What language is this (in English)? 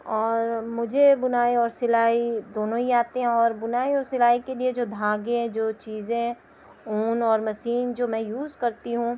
Urdu